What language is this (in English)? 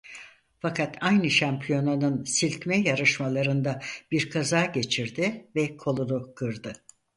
Turkish